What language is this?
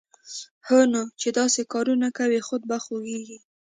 Pashto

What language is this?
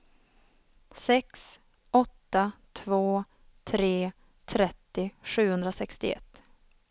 Swedish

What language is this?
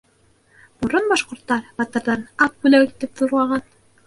Bashkir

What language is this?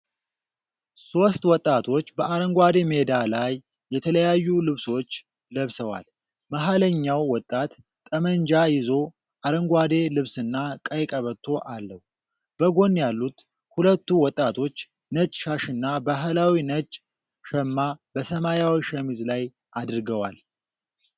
Amharic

